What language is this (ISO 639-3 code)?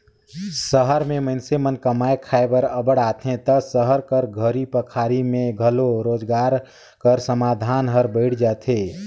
hne